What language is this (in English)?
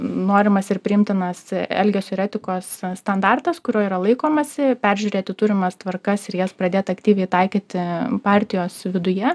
Lithuanian